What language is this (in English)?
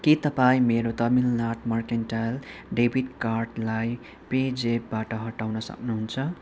Nepali